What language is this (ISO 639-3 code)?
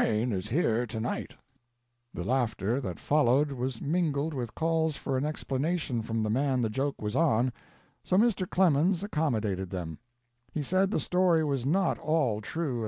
eng